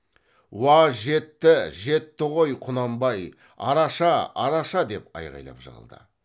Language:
Kazakh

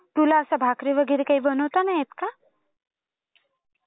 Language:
Marathi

